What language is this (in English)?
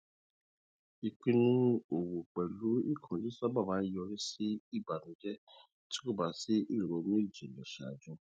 Yoruba